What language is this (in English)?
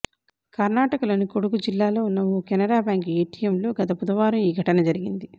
Telugu